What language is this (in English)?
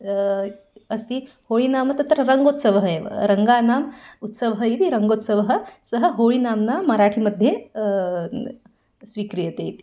Sanskrit